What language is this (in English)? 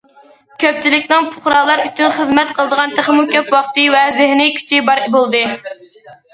Uyghur